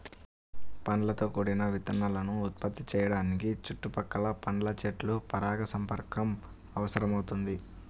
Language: Telugu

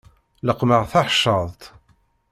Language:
Kabyle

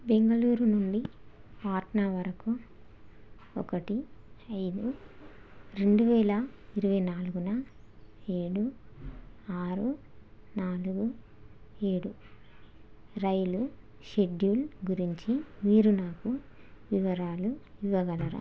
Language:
Telugu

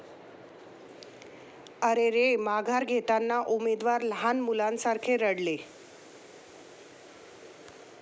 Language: Marathi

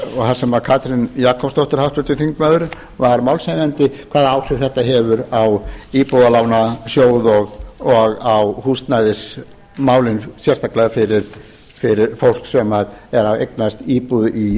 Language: Icelandic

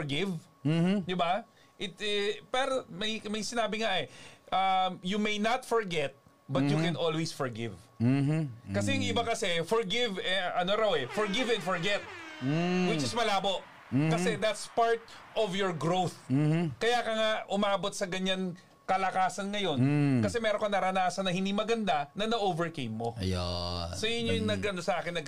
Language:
Filipino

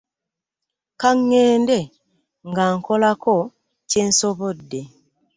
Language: Ganda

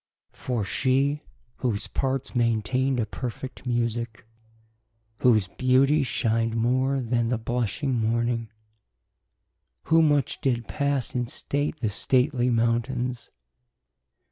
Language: English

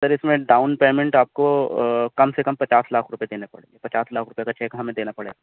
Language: Urdu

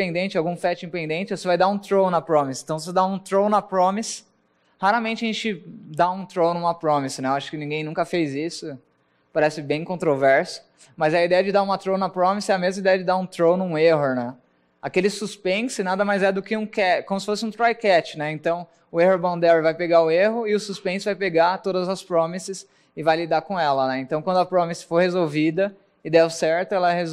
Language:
Portuguese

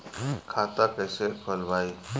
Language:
Bhojpuri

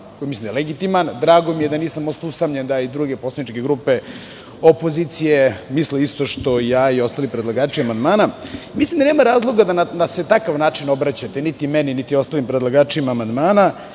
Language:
Serbian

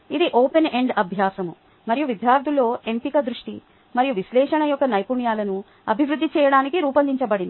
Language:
Telugu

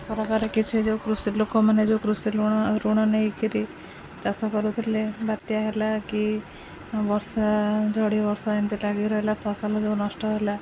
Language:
Odia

